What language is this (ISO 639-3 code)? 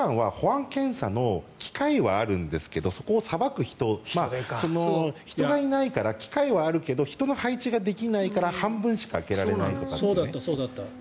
jpn